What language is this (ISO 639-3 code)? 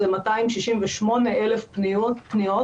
heb